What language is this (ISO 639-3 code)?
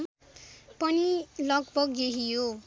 nep